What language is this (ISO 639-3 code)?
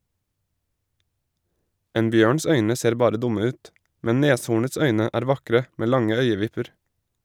nor